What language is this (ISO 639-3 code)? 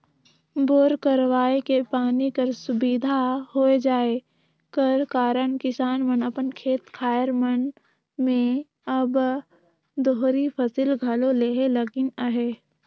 hne